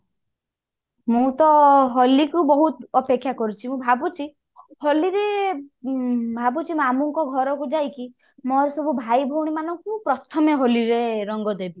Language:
Odia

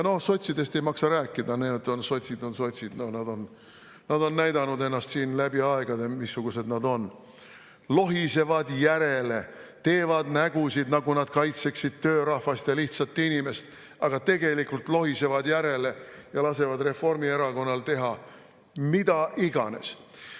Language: Estonian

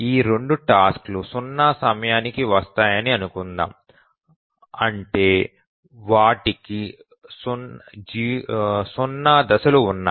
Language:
Telugu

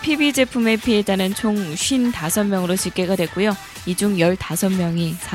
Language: Korean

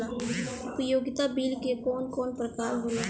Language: Bhojpuri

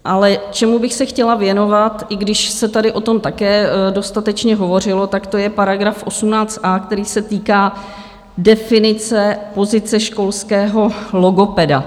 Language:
Czech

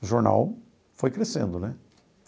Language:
Portuguese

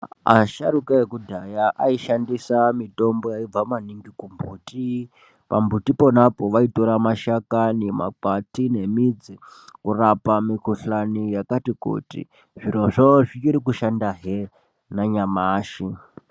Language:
Ndau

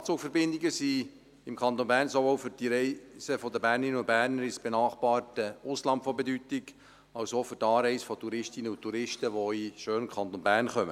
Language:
Swiss German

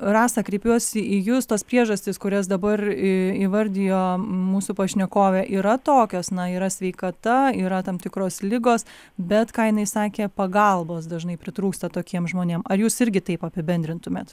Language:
Lithuanian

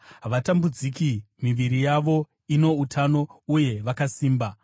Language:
Shona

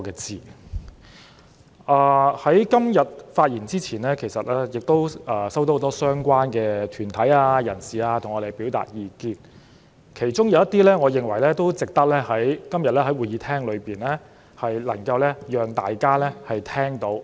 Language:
Cantonese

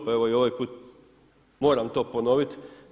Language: Croatian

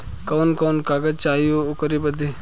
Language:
Bhojpuri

